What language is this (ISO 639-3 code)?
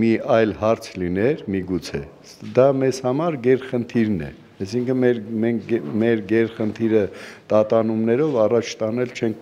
nld